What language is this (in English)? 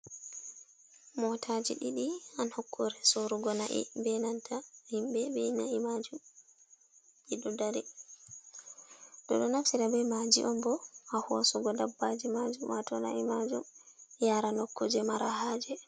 Fula